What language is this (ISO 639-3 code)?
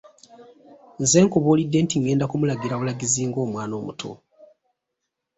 lug